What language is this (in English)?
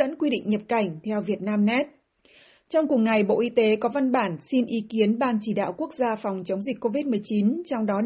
Vietnamese